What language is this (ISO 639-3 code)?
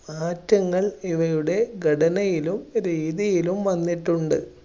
mal